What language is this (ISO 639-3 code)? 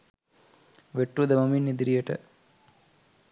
sin